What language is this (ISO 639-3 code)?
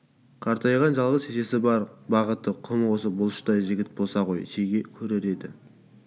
kaz